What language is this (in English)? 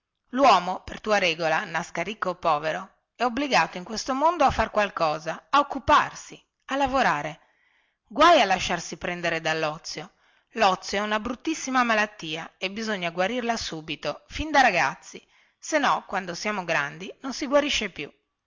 Italian